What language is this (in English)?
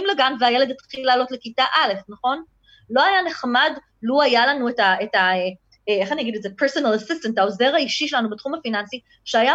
Hebrew